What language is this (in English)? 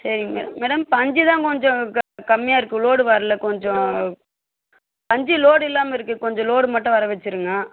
Tamil